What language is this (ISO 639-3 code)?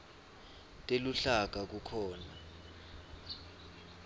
ssw